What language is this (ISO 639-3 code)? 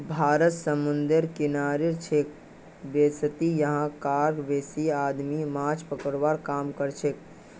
mag